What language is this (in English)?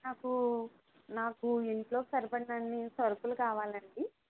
Telugu